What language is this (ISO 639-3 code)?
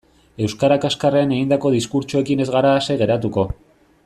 eus